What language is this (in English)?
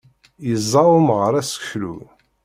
Kabyle